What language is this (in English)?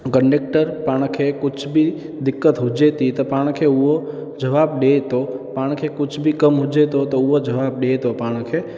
Sindhi